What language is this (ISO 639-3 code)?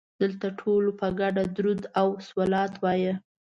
pus